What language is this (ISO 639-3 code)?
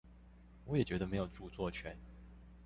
zho